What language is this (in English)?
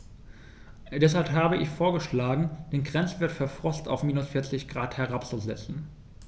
German